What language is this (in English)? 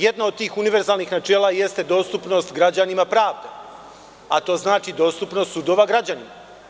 Serbian